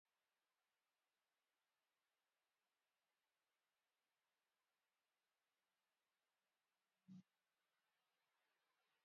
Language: Basque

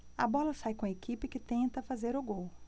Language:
Portuguese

